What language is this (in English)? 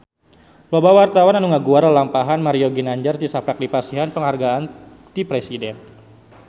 Sundanese